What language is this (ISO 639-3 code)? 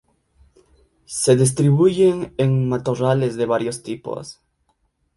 spa